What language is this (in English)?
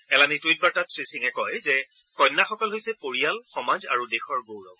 Assamese